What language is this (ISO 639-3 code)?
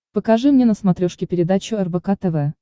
rus